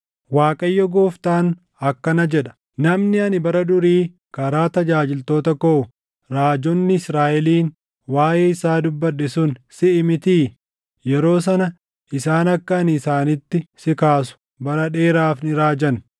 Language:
Oromo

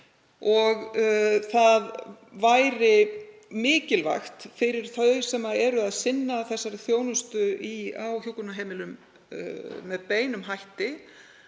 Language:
Icelandic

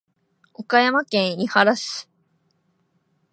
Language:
Japanese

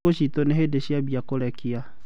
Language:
Kikuyu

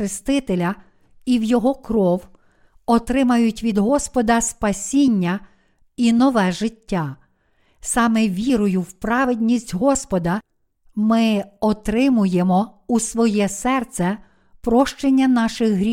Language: Ukrainian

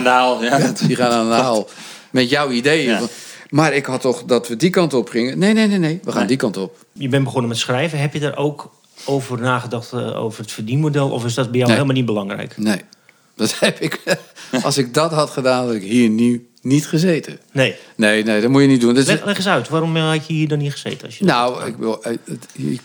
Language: Dutch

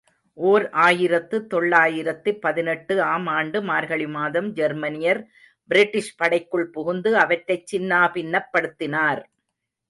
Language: Tamil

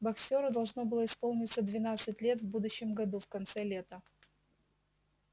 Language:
Russian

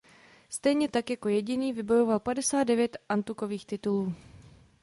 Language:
Czech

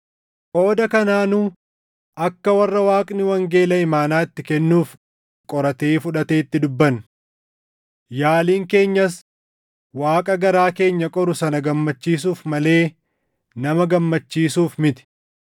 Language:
Oromo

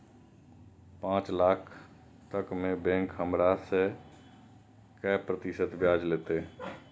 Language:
Maithili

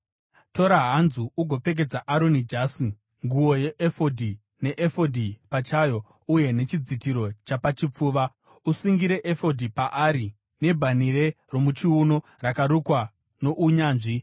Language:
Shona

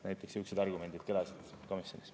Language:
Estonian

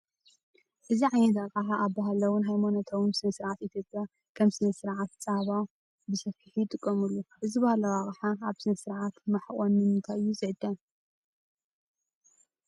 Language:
Tigrinya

